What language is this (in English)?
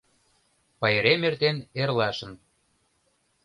Mari